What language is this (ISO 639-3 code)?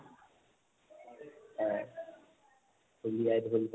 asm